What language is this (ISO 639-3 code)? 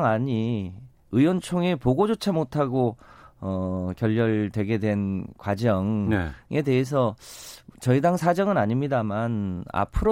kor